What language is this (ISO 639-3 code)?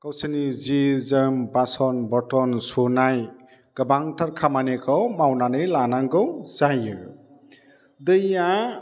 brx